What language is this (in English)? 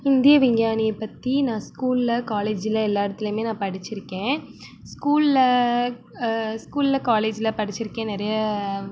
Tamil